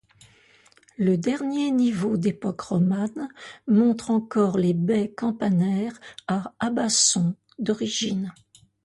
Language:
French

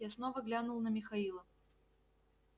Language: Russian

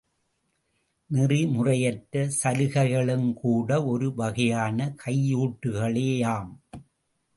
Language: Tamil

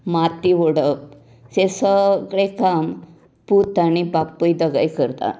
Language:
Konkani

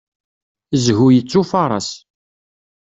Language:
Kabyle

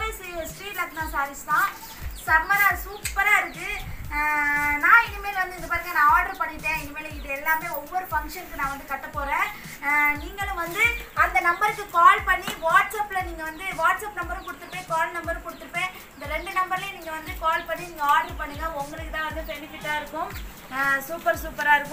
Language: Hindi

